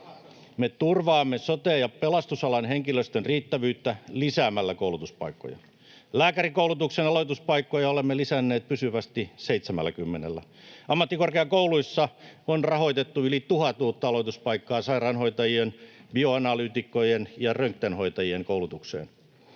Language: Finnish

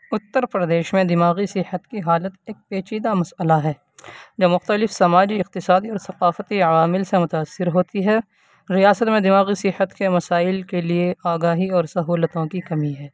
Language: Urdu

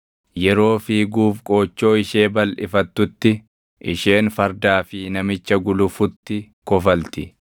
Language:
Oromo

